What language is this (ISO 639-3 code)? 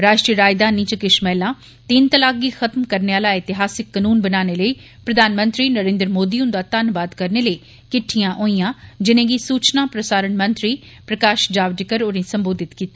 doi